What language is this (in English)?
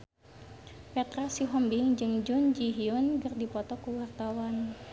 Sundanese